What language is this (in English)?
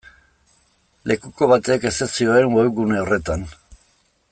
Basque